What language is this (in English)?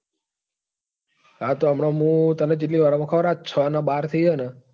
Gujarati